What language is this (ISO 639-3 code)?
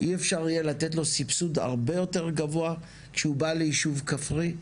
heb